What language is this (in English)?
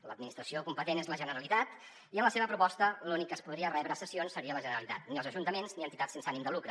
Catalan